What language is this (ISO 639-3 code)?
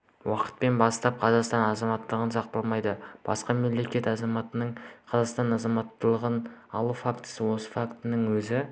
kaz